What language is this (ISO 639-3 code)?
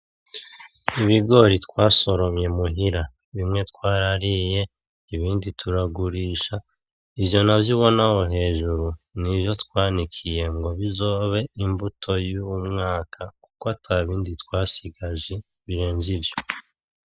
run